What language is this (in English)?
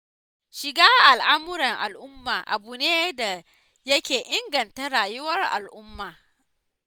Hausa